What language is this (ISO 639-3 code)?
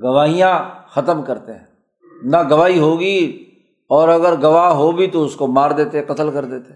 urd